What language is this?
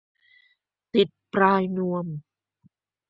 Thai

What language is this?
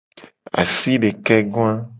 Gen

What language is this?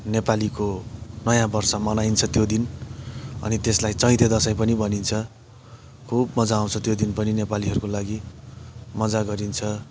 Nepali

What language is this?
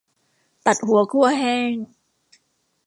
Thai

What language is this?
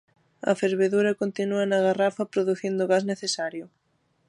Galician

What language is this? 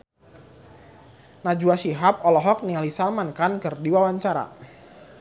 Sundanese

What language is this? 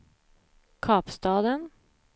Swedish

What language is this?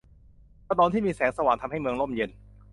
Thai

